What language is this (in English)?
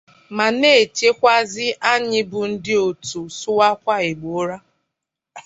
Igbo